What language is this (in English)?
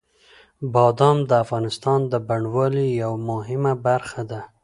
Pashto